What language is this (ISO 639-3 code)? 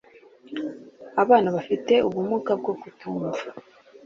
kin